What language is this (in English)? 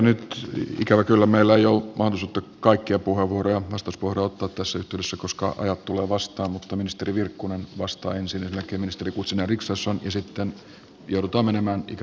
Finnish